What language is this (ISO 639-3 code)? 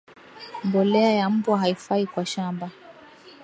swa